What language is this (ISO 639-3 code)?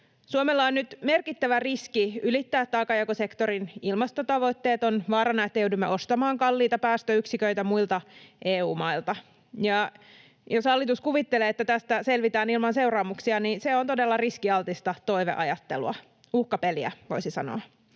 fin